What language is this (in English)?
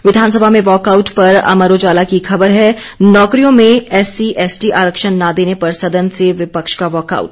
Hindi